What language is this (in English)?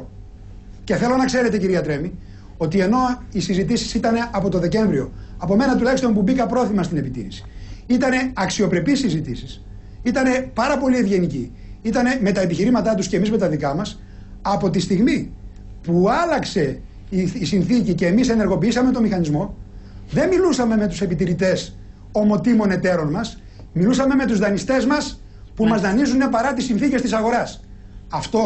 Greek